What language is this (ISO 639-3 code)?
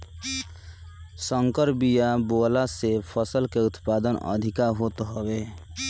bho